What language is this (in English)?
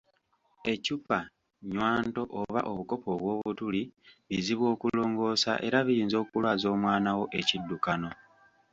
Ganda